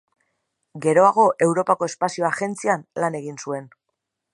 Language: Basque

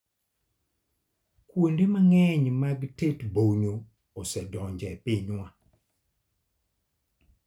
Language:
Luo (Kenya and Tanzania)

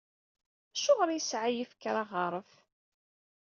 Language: Kabyle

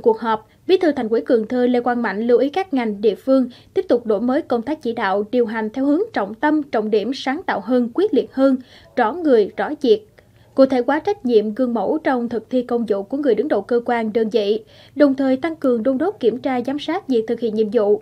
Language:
Vietnamese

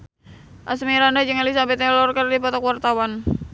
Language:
Sundanese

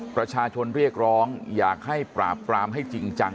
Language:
Thai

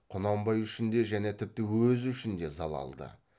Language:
Kazakh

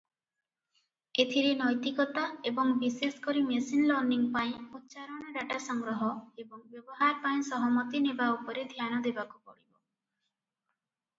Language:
Odia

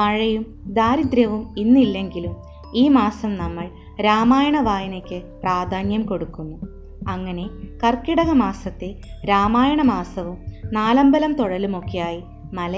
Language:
Malayalam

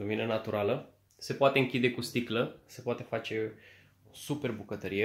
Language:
Romanian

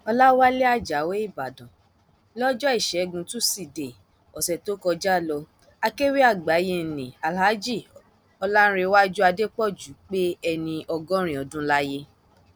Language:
Yoruba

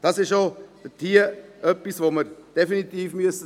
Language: Swiss German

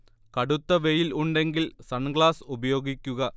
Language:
Malayalam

